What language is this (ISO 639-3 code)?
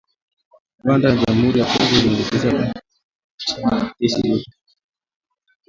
swa